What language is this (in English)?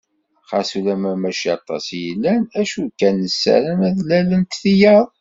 Kabyle